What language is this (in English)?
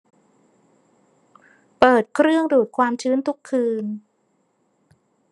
Thai